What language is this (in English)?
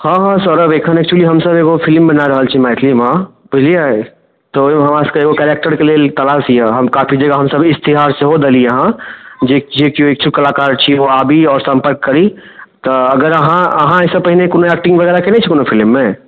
Maithili